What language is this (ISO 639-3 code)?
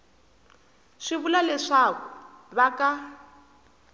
tso